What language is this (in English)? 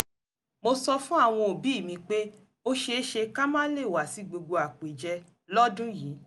Yoruba